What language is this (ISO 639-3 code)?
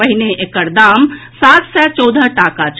mai